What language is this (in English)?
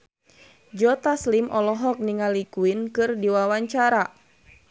Sundanese